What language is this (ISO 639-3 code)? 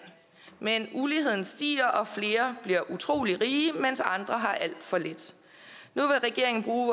dan